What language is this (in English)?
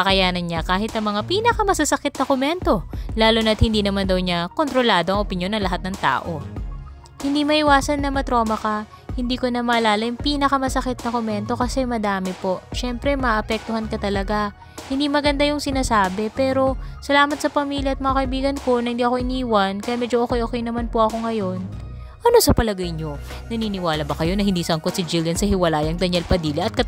Filipino